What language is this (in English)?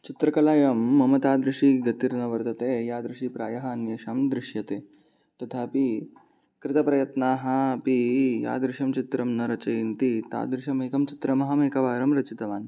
Sanskrit